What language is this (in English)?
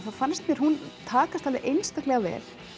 Icelandic